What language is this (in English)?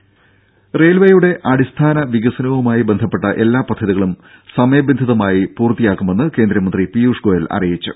Malayalam